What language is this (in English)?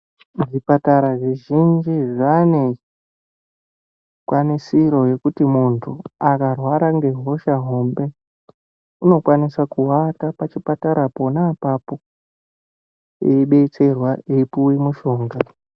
Ndau